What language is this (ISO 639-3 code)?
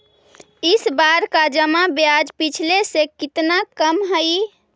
mag